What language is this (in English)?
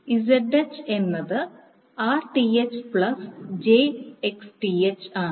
Malayalam